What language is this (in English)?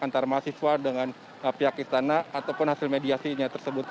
Indonesian